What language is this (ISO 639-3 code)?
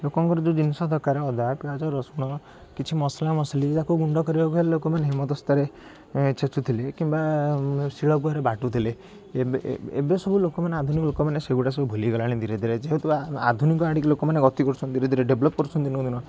ori